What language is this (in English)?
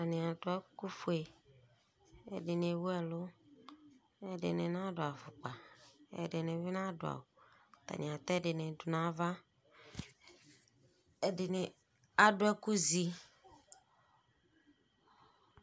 Ikposo